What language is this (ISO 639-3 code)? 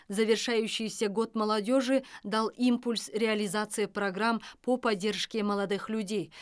kaz